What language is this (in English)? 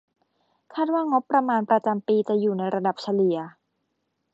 Thai